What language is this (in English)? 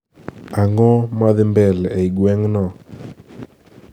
Luo (Kenya and Tanzania)